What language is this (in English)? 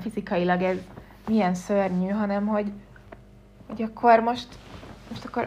Hungarian